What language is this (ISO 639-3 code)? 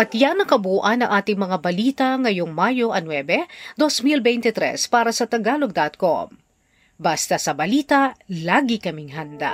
fil